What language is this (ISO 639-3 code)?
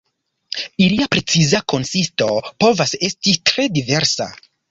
epo